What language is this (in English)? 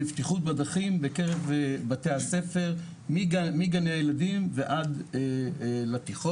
Hebrew